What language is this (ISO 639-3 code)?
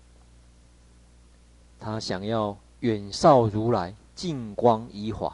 zho